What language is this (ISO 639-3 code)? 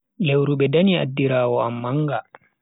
fui